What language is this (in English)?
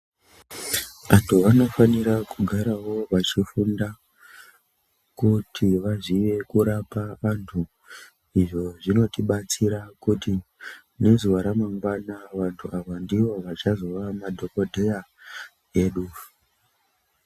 Ndau